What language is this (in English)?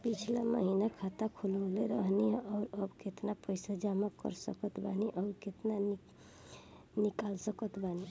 Bhojpuri